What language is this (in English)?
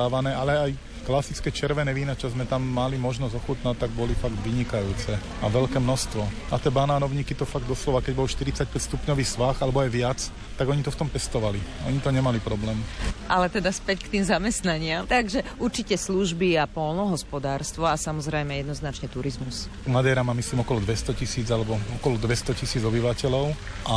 Slovak